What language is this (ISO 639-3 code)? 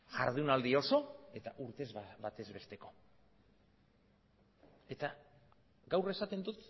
eus